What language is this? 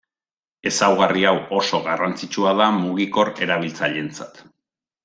Basque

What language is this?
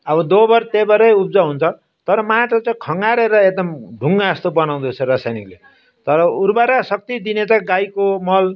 Nepali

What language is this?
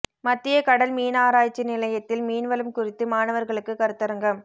Tamil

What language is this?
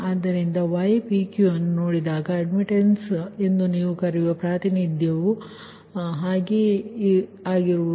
Kannada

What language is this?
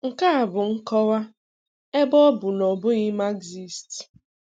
Igbo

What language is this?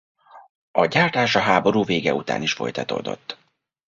Hungarian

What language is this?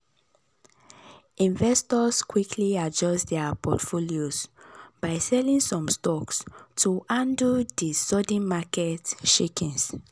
Nigerian Pidgin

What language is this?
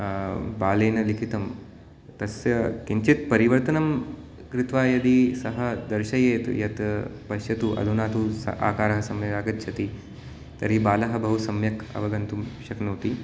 Sanskrit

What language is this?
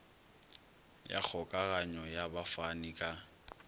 Northern Sotho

